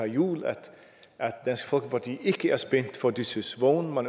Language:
Danish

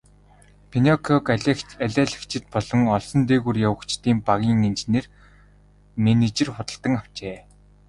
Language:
Mongolian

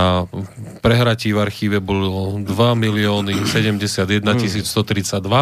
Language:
Slovak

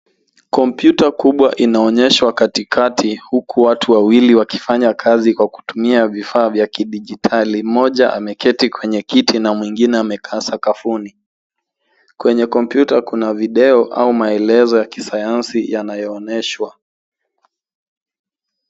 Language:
Swahili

